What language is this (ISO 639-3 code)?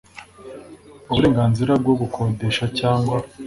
kin